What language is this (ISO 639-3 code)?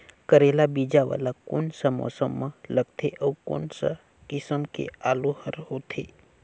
hne